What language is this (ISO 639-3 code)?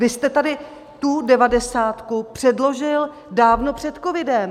ces